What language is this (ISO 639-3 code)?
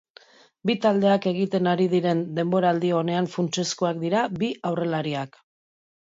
eus